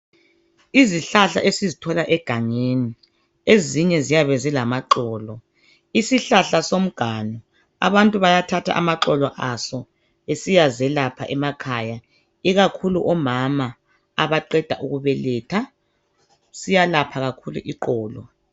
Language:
North Ndebele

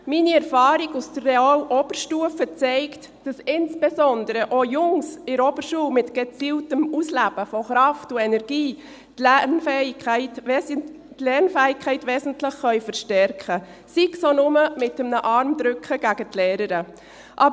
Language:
Swiss German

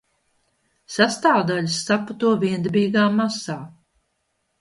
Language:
Latvian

